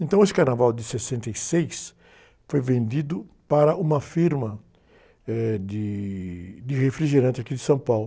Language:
Portuguese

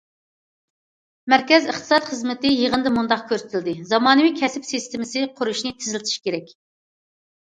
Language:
Uyghur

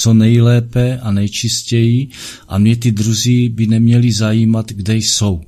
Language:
Czech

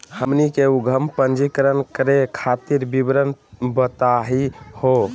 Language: Magahi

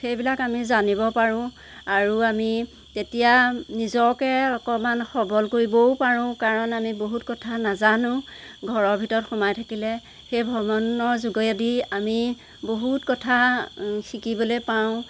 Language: Assamese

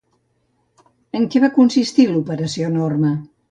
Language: Catalan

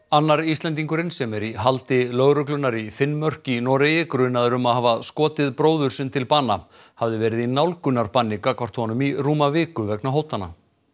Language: Icelandic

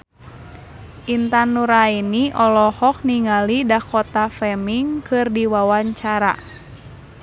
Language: Sundanese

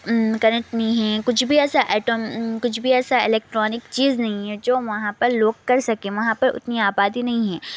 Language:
Urdu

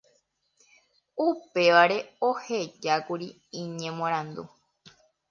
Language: Guarani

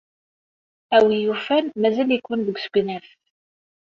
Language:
Kabyle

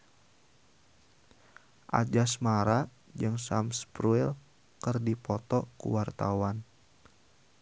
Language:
Sundanese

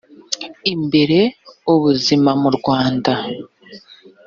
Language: Kinyarwanda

